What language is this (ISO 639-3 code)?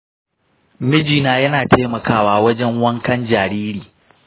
hau